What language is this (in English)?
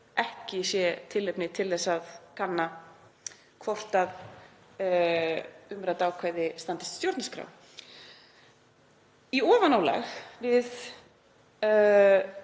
Icelandic